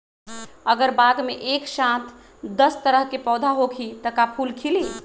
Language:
Magahi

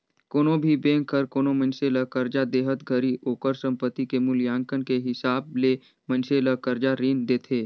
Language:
Chhattisgarhi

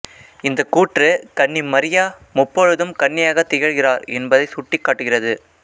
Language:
Tamil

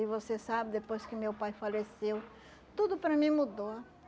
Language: Portuguese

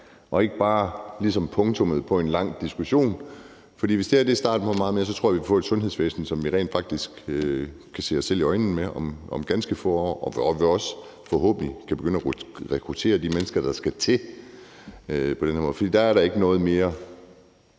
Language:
Danish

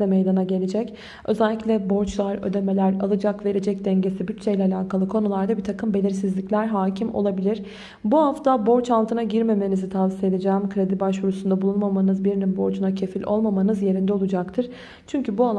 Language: Turkish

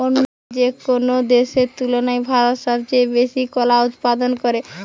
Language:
Bangla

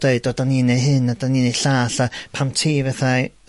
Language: Welsh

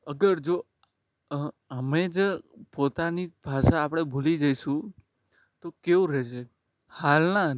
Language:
Gujarati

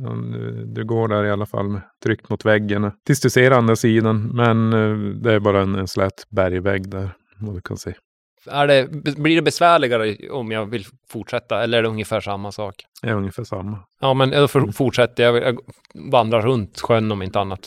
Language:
Swedish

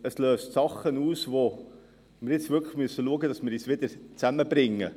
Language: Swiss German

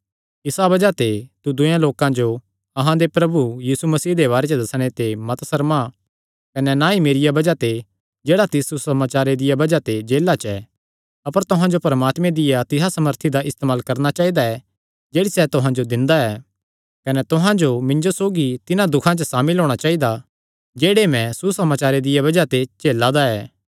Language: Kangri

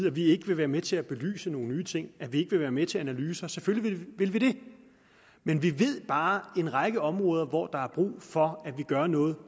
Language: Danish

